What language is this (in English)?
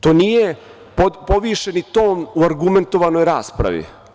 Serbian